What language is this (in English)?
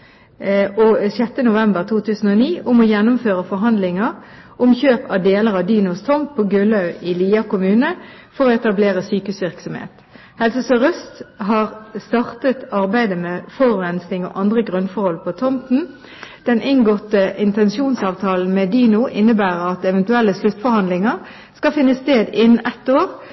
Norwegian Bokmål